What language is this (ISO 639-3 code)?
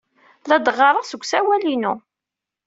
kab